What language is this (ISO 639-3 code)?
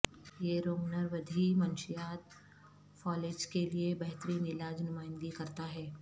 urd